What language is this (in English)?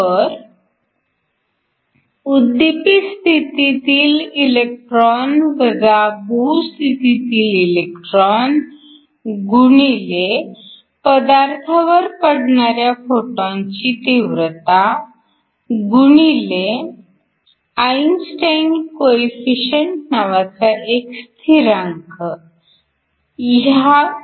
Marathi